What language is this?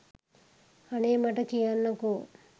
Sinhala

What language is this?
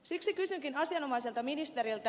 Finnish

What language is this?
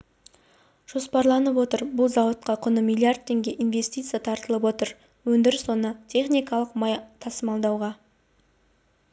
Kazakh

